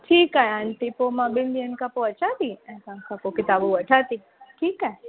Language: Sindhi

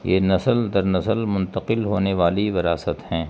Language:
Urdu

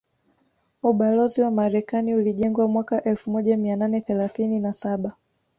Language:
Swahili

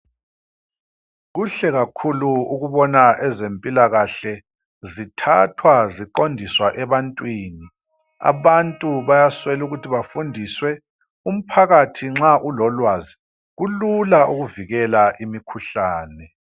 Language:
North Ndebele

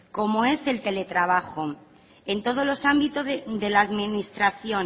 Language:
Spanish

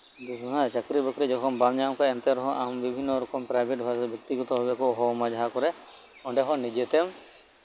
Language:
Santali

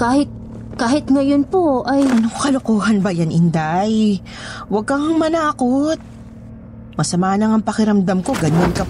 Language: Filipino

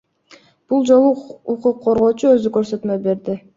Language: Kyrgyz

